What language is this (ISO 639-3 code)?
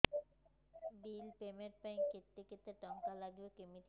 ori